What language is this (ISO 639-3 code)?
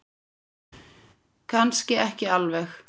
isl